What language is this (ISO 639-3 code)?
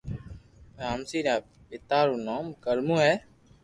lrk